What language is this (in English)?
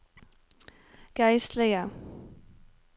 Norwegian